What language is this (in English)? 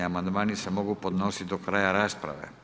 Croatian